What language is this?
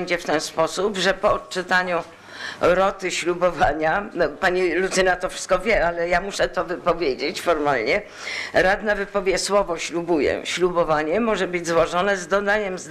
Polish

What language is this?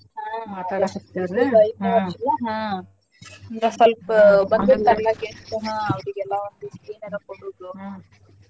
Kannada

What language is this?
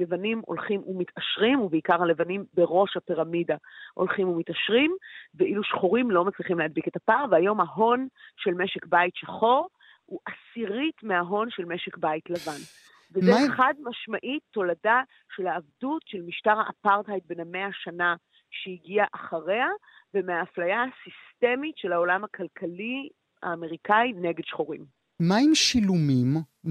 Hebrew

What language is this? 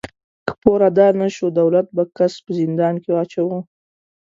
Pashto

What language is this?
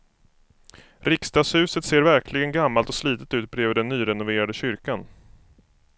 Swedish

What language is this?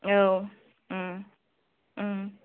Bodo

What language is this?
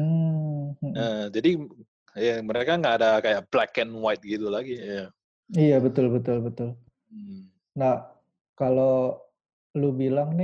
Indonesian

